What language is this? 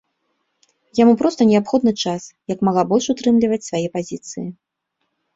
Belarusian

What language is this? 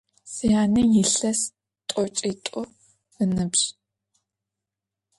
Adyghe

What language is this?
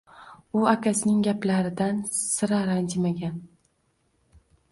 Uzbek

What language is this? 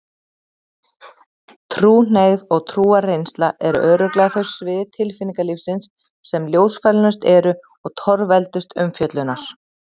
Icelandic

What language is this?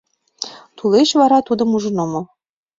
Mari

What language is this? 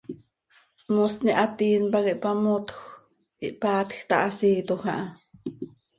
Seri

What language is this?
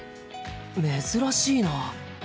Japanese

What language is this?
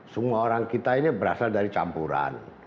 Indonesian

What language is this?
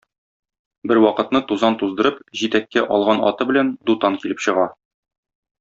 Tatar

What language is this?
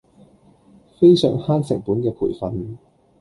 Cantonese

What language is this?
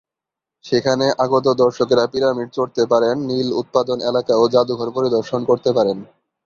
Bangla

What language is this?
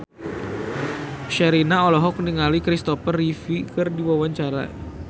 Sundanese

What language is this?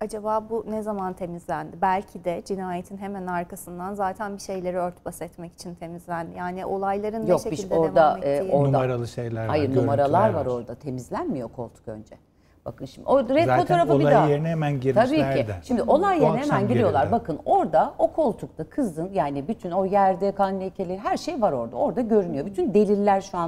Turkish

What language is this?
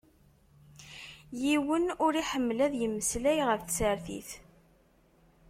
Kabyle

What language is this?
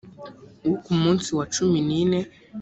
Kinyarwanda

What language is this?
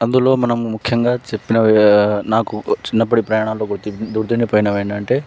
Telugu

